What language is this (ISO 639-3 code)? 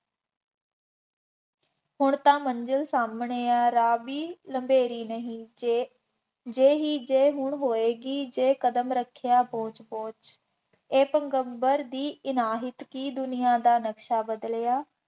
pan